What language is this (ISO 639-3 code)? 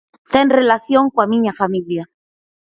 glg